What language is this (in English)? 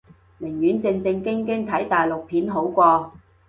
Cantonese